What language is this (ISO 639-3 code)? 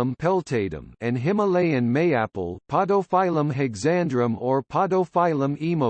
eng